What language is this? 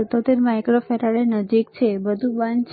Gujarati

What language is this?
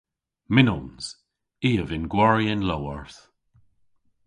Cornish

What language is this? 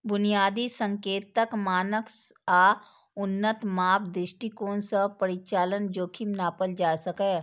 Maithili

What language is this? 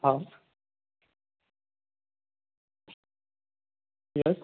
Gujarati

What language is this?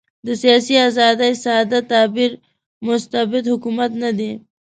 Pashto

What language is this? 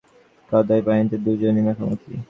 Bangla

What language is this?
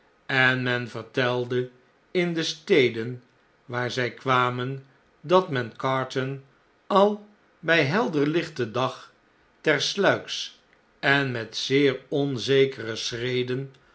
Dutch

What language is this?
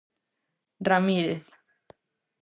Galician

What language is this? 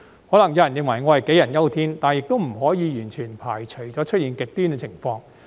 Cantonese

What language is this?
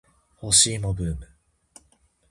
Japanese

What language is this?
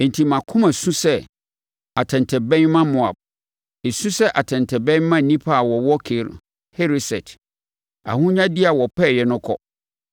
Akan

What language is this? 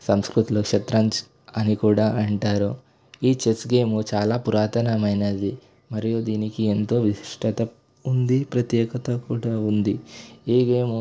Telugu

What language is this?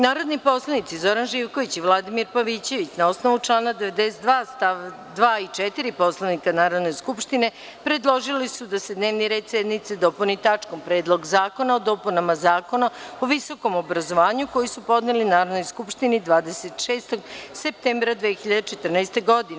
Serbian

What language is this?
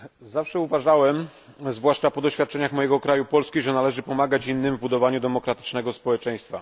Polish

